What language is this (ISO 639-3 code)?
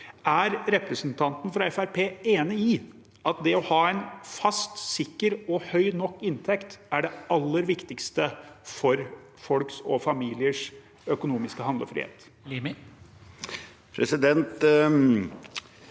nor